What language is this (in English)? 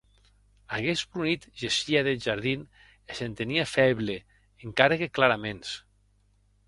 Occitan